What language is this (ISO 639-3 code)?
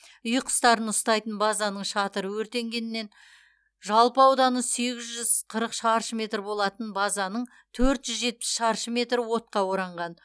kaz